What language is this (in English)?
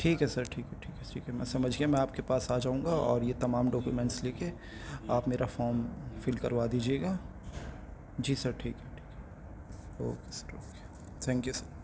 Urdu